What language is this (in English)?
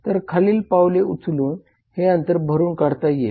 Marathi